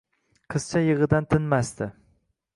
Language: Uzbek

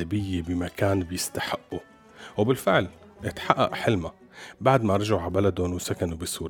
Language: Arabic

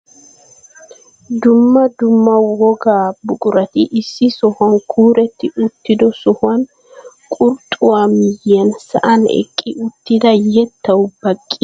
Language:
Wolaytta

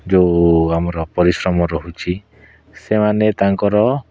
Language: Odia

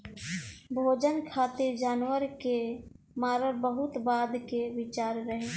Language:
Bhojpuri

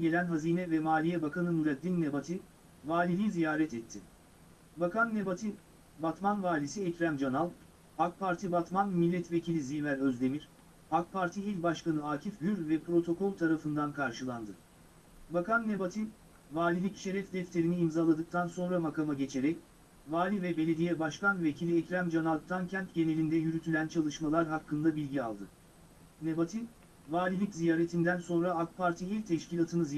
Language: Turkish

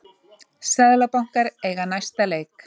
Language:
Icelandic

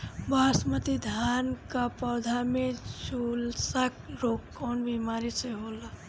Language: Bhojpuri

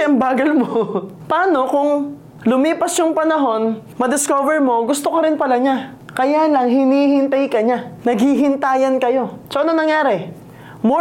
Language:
Filipino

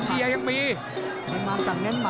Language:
Thai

